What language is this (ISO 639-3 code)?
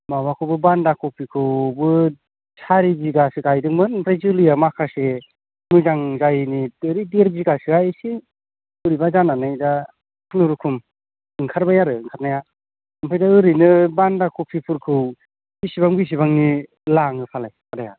brx